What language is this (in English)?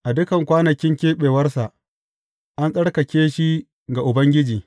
Hausa